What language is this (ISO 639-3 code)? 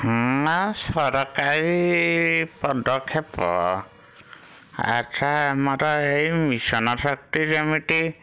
ori